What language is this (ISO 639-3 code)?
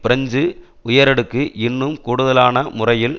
tam